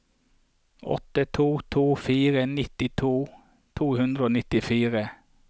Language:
Norwegian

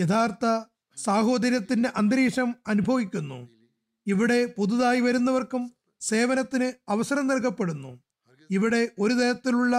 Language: Malayalam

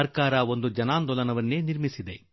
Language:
Kannada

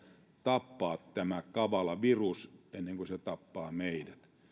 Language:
Finnish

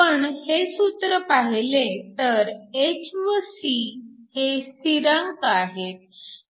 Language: Marathi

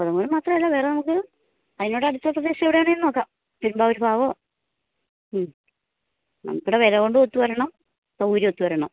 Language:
Malayalam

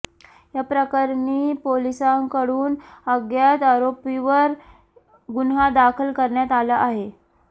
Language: Marathi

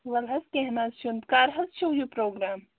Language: Kashmiri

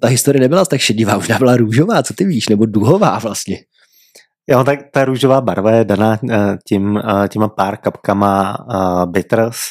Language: Czech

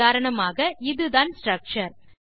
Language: Tamil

